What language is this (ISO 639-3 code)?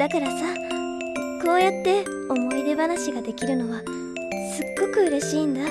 jpn